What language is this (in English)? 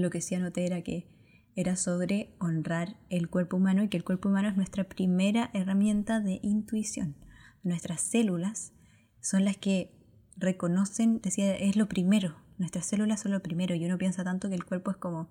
Spanish